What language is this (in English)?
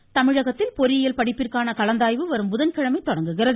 Tamil